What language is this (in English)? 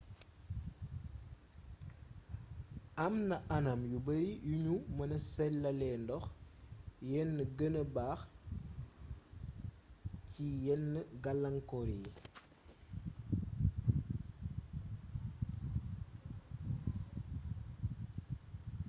Wolof